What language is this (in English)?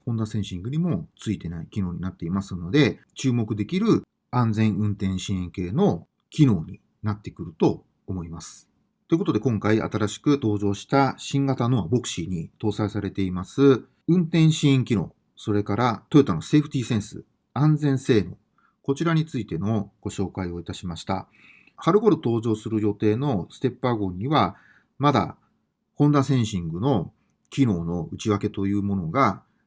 Japanese